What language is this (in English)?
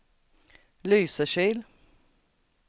Swedish